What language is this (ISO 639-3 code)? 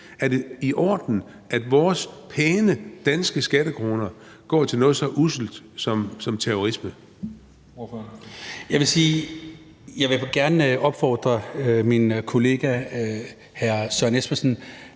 dan